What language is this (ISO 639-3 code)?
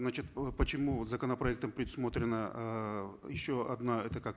kaz